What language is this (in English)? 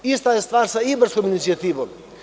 Serbian